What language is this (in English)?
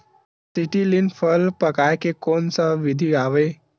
Chhattisgarhi